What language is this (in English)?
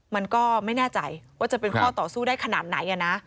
Thai